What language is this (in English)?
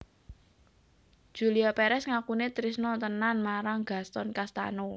Javanese